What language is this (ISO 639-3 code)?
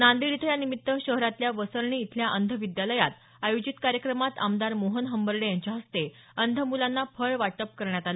mar